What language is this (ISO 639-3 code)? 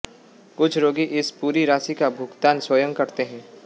hin